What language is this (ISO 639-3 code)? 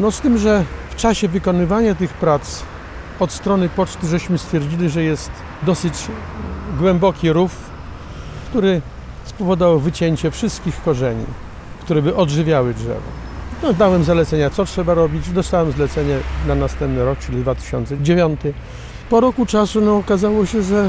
pol